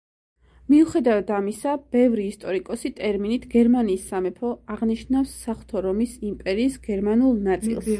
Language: Georgian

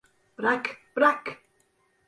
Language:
Turkish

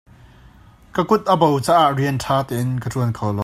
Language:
Hakha Chin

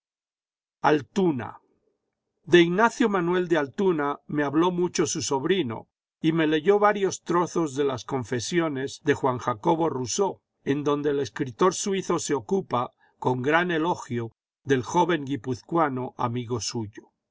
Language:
Spanish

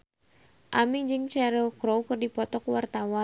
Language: Sundanese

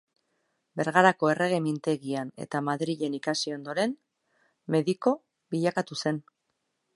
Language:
Basque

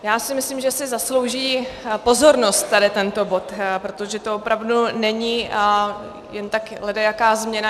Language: Czech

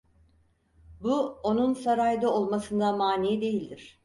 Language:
Turkish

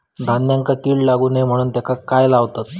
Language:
Marathi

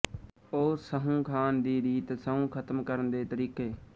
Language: Punjabi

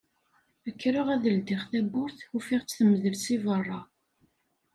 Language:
Kabyle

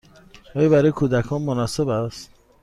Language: Persian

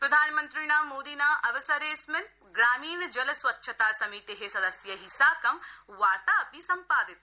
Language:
Sanskrit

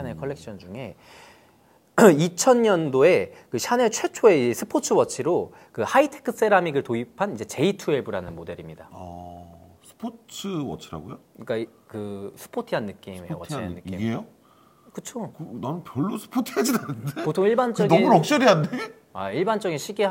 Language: Korean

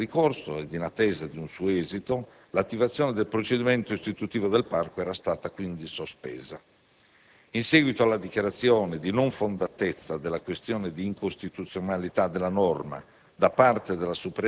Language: Italian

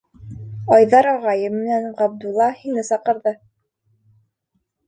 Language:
Bashkir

